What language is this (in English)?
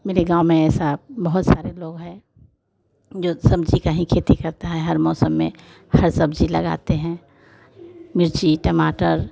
Hindi